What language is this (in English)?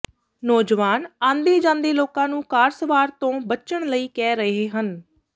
Punjabi